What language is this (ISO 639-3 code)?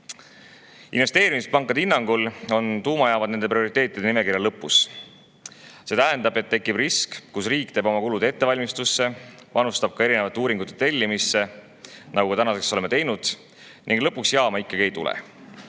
est